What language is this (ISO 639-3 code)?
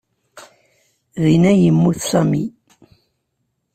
kab